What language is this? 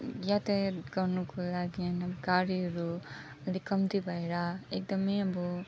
Nepali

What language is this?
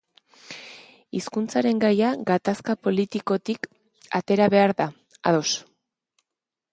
Basque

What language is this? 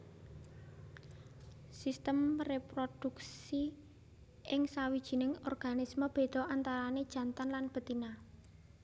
Javanese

